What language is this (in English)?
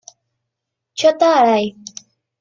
Spanish